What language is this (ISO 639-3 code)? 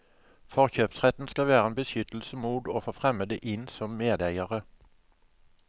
nor